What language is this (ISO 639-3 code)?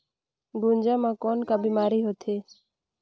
hne